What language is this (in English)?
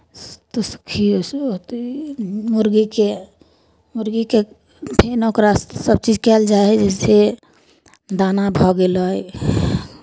Maithili